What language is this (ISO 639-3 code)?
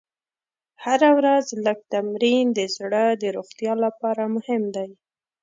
pus